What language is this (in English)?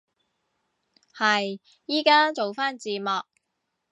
Cantonese